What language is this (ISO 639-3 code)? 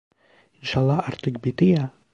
tur